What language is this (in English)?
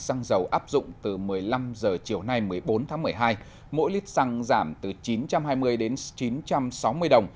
Vietnamese